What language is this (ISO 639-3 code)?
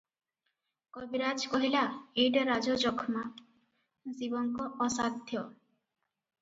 ori